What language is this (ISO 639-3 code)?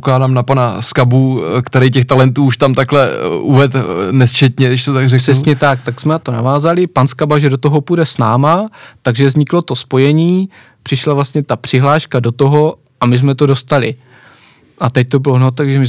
ces